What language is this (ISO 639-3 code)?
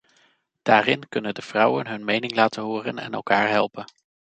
nld